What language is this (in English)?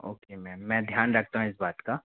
Hindi